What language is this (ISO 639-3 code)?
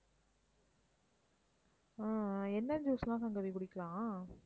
tam